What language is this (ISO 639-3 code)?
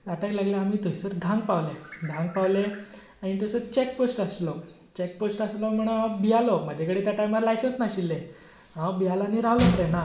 kok